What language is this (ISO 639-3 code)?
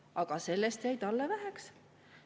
est